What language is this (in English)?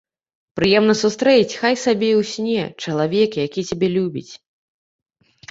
Belarusian